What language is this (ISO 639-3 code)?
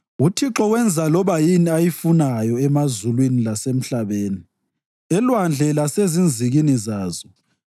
nde